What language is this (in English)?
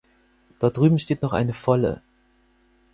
German